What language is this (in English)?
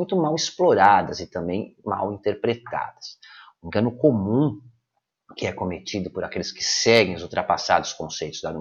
Portuguese